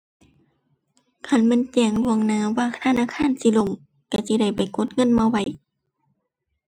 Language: Thai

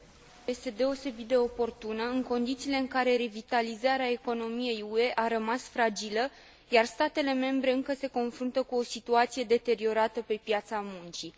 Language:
Romanian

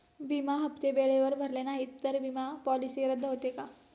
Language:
Marathi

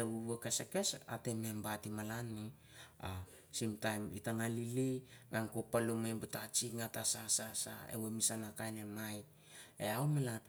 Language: Mandara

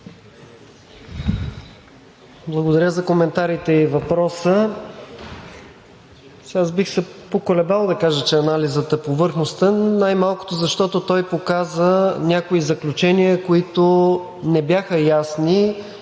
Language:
Bulgarian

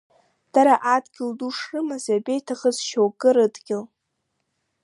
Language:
Abkhazian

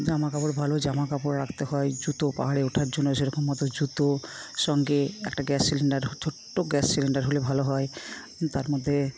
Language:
Bangla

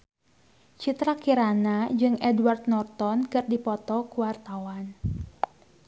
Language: Sundanese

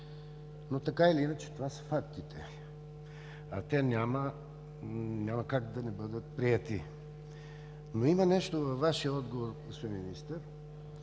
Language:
Bulgarian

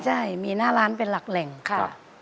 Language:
Thai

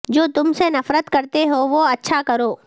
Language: Urdu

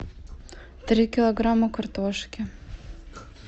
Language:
Russian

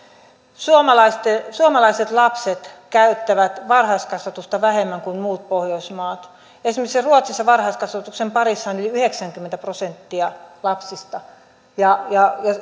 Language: Finnish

